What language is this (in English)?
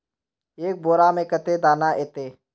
Magahi